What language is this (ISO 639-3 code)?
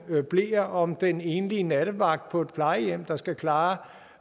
dan